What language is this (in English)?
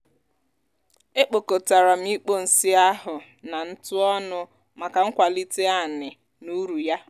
Igbo